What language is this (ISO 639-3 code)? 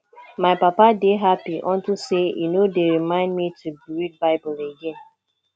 pcm